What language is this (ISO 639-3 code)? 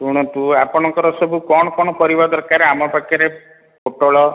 ori